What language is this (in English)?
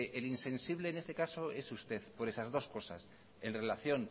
Spanish